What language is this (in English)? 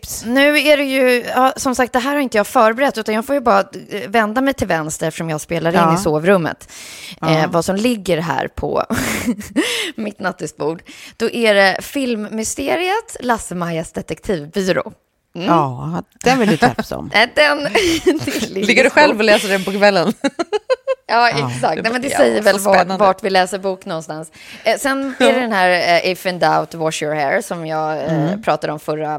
Swedish